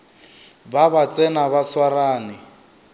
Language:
Northern Sotho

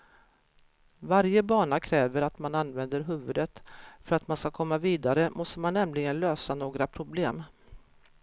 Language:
Swedish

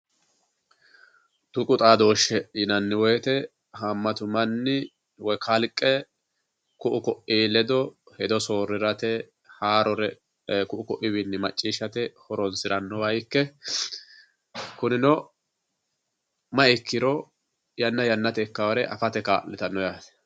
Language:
Sidamo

